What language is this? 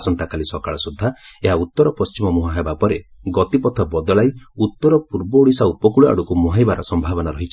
Odia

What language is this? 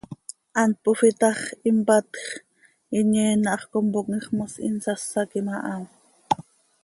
Seri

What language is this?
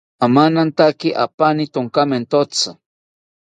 South Ucayali Ashéninka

